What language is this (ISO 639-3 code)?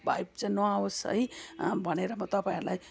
nep